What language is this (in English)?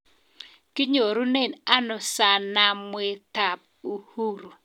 Kalenjin